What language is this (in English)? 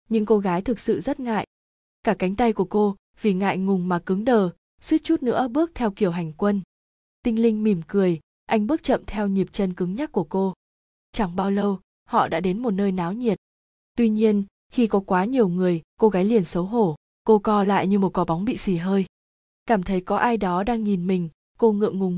Vietnamese